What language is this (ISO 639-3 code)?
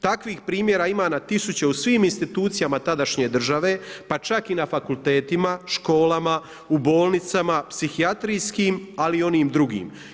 hrv